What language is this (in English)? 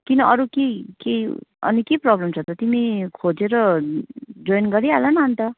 Nepali